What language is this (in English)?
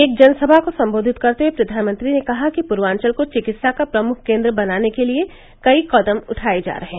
Hindi